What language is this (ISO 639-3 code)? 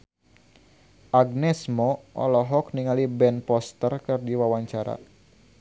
sun